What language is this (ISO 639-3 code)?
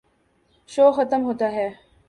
urd